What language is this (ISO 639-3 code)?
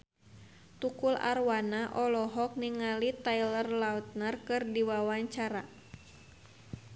sun